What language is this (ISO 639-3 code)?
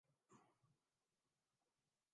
urd